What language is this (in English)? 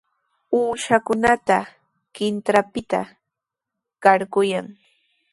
Sihuas Ancash Quechua